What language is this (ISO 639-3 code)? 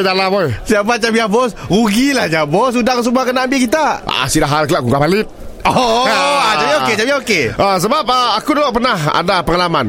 msa